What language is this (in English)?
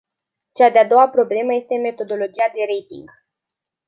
Romanian